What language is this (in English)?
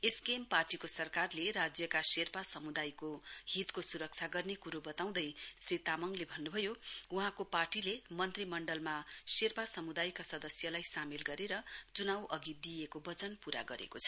Nepali